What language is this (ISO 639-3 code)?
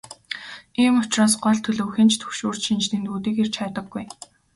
mon